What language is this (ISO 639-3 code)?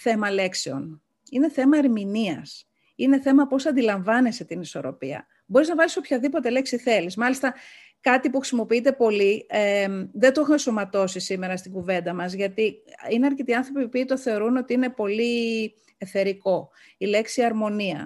ell